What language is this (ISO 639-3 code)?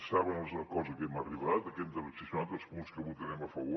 cat